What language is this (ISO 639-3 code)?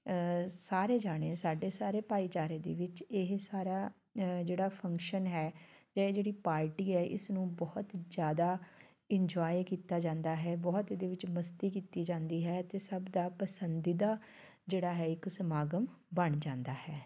pan